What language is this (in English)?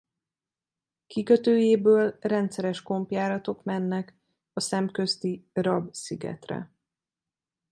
Hungarian